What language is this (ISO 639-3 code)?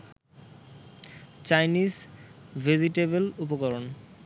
ben